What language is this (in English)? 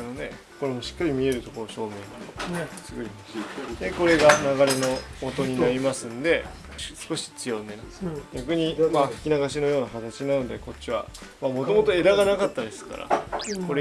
Japanese